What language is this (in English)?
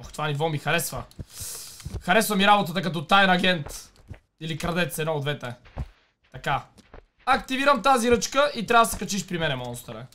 Bulgarian